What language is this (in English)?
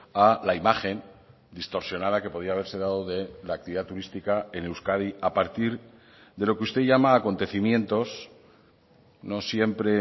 Spanish